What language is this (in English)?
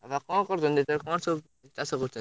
Odia